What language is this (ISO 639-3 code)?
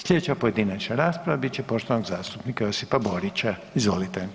hrv